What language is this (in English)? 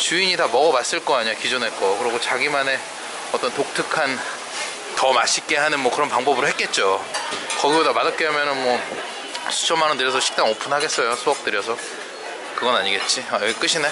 Korean